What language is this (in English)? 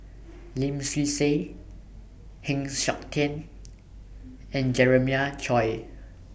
English